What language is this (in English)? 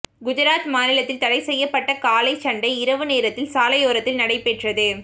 Tamil